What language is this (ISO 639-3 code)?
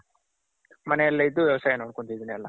kan